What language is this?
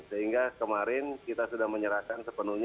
Indonesian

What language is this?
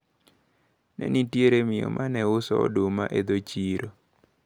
Luo (Kenya and Tanzania)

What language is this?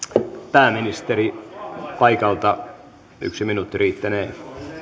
Finnish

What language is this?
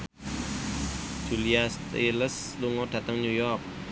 Javanese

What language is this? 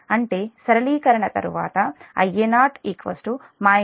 Telugu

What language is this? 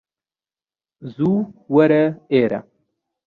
Central Kurdish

